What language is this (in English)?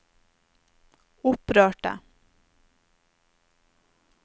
Norwegian